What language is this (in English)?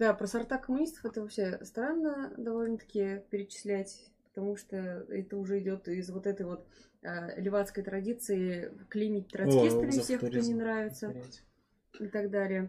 Russian